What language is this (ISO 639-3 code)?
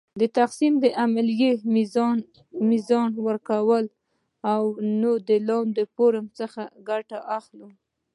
pus